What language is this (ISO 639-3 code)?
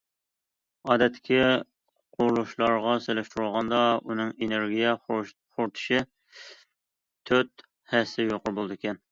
uig